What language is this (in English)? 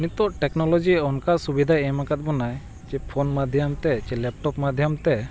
Santali